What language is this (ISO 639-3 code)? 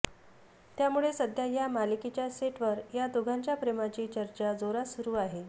mar